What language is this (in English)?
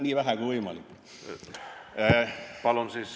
Estonian